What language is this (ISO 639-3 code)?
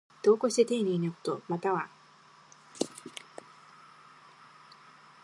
jpn